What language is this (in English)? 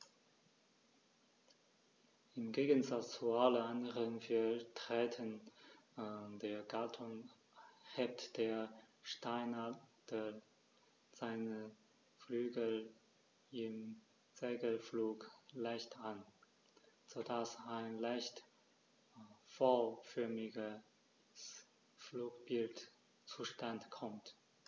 German